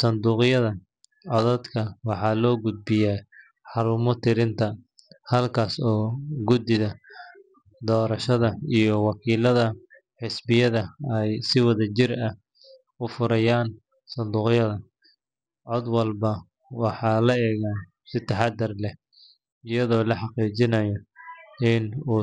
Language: Somali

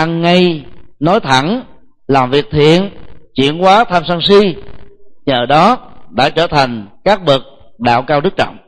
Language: Vietnamese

